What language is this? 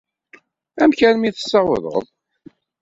Kabyle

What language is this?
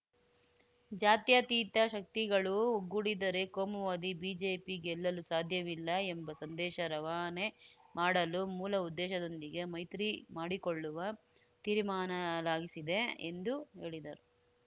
Kannada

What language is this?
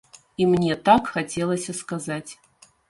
Belarusian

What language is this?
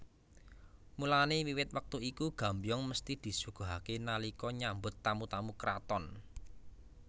Javanese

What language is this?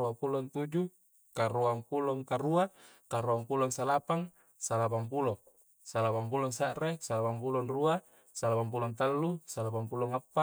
Coastal Konjo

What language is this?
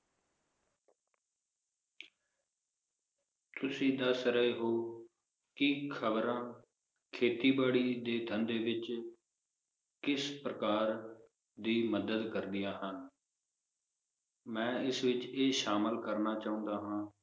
Punjabi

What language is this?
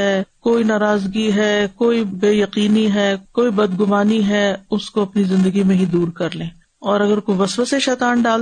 Urdu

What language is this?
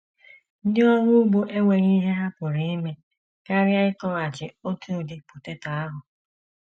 Igbo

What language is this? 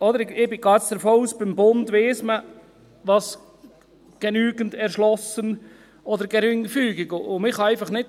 Swiss German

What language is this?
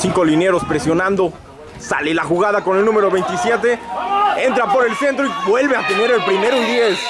Spanish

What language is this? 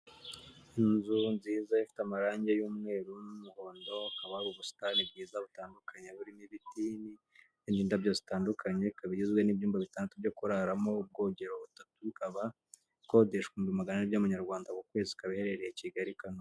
Kinyarwanda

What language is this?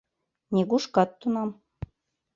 Mari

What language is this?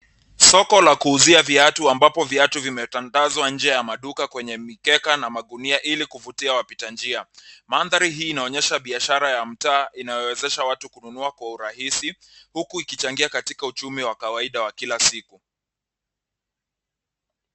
Swahili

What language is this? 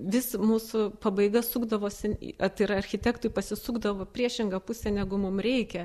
Lithuanian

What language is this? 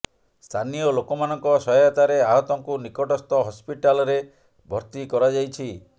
Odia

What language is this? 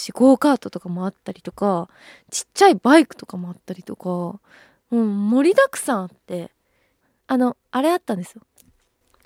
Japanese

